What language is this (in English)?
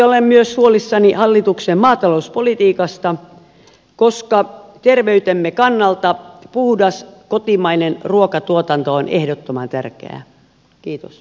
Finnish